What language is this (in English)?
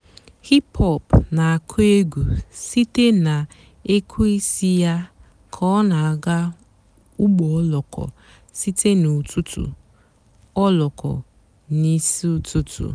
Igbo